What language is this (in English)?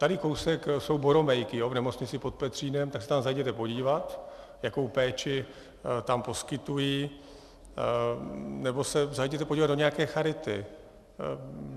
Czech